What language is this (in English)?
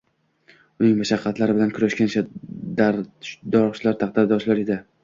Uzbek